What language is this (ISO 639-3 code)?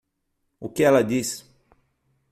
por